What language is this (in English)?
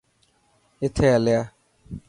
Dhatki